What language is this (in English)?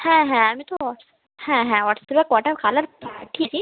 Bangla